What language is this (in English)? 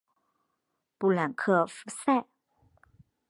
Chinese